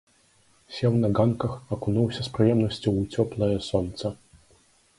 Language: Belarusian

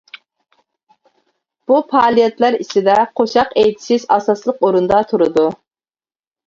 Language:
Uyghur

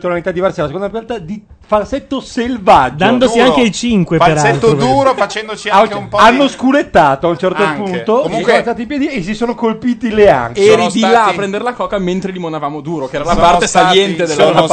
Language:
Italian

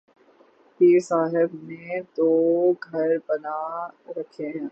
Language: Urdu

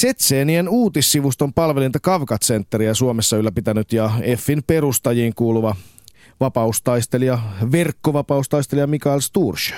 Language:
Finnish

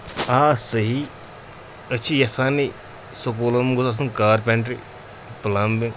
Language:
Kashmiri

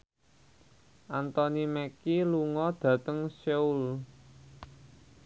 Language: Javanese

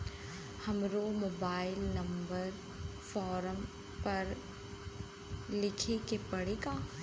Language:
Bhojpuri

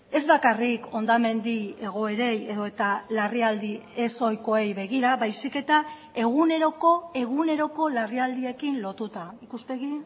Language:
Basque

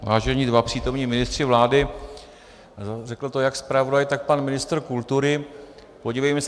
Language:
Czech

